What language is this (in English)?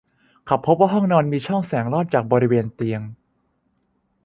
Thai